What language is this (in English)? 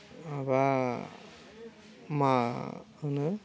Bodo